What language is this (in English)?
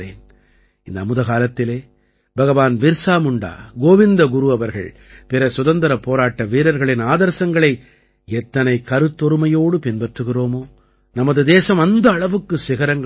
Tamil